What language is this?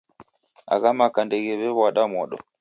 Taita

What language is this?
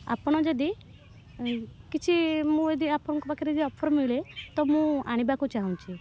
Odia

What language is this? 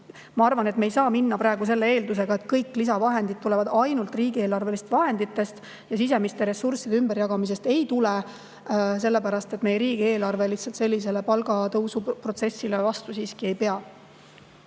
Estonian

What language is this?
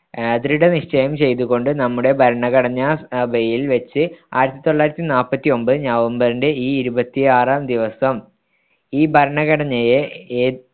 Malayalam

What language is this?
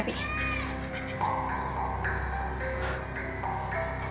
Indonesian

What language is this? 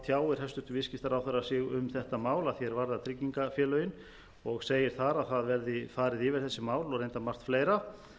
Icelandic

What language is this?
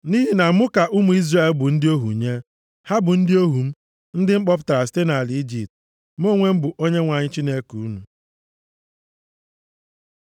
Igbo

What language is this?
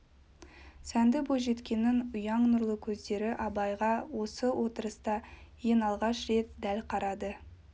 Kazakh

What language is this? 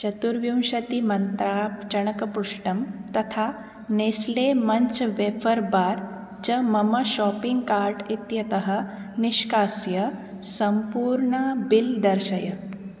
Sanskrit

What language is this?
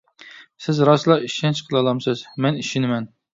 Uyghur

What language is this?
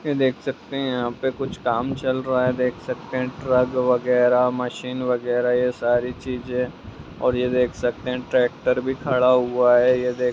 Magahi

